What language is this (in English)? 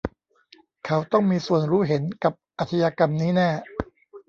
Thai